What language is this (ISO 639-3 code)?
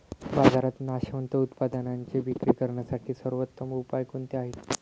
mar